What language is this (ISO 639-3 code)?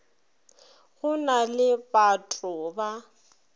nso